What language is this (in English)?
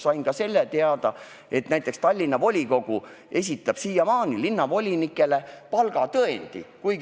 Estonian